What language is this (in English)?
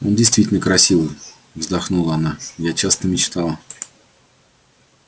Russian